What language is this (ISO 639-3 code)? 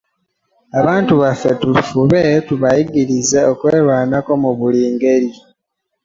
lug